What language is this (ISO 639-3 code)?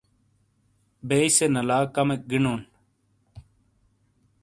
scl